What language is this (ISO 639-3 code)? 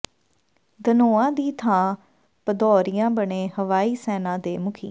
pan